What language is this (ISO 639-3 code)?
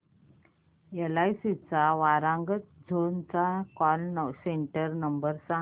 mar